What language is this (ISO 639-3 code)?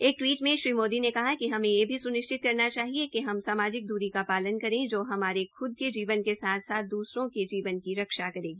hin